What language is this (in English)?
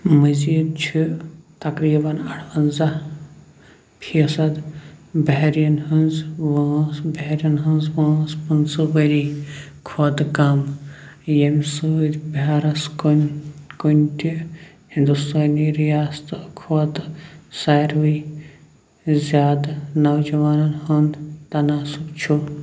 Kashmiri